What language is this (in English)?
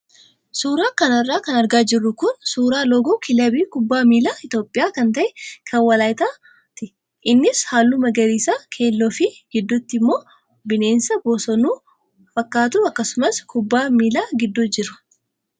Oromo